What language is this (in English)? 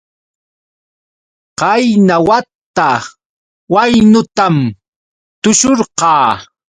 Yauyos Quechua